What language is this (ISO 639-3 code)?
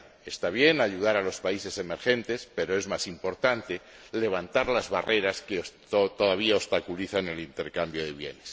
spa